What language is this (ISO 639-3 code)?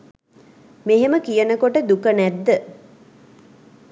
sin